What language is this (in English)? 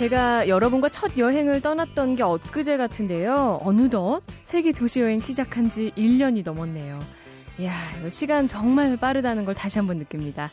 Korean